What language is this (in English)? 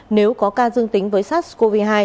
Vietnamese